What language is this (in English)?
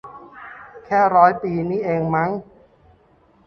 Thai